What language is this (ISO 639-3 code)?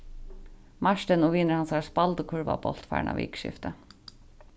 fao